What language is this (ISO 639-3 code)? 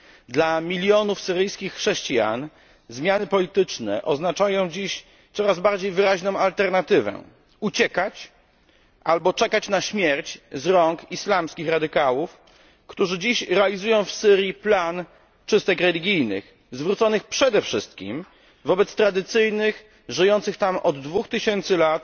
pol